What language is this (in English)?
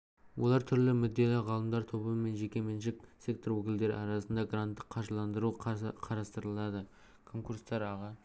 Kazakh